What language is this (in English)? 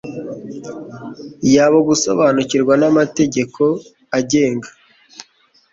Kinyarwanda